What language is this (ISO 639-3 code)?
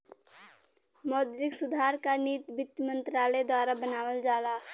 bho